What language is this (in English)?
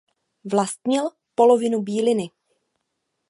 Czech